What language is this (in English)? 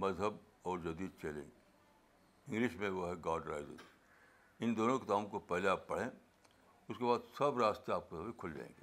Urdu